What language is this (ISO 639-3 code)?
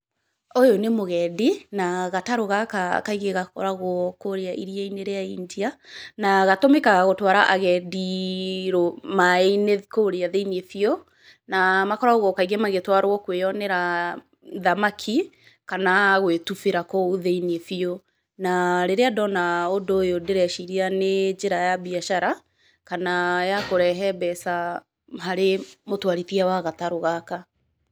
kik